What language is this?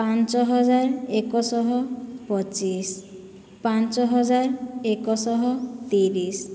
Odia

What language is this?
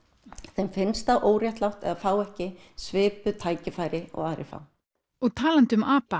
Icelandic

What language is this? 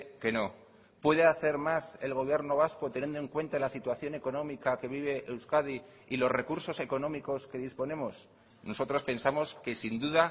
Spanish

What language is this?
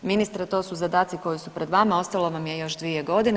Croatian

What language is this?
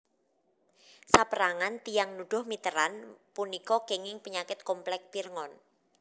Javanese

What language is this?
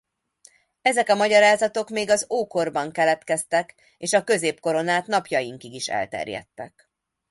Hungarian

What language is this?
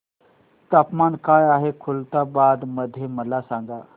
Marathi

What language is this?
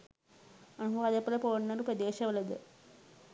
Sinhala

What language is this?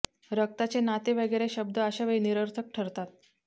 Marathi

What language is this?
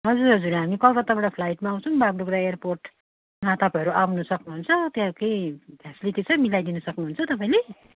Nepali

